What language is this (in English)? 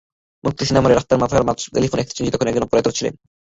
Bangla